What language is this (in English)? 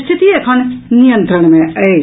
Maithili